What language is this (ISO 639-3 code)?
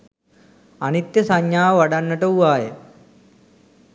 sin